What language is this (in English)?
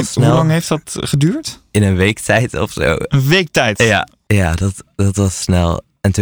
Dutch